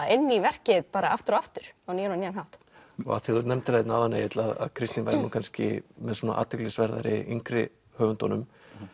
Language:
Icelandic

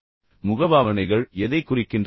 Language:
Tamil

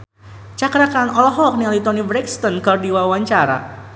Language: Sundanese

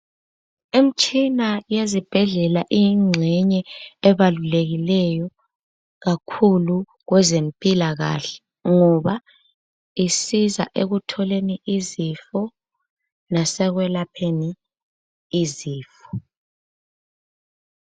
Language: North Ndebele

